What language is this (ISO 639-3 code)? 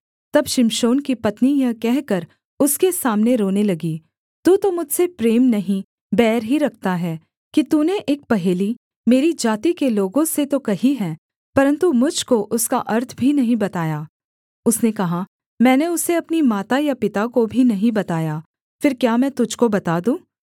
hin